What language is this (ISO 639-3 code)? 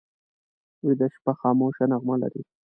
pus